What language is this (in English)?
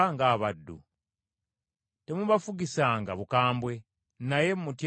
Ganda